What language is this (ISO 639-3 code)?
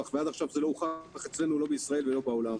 heb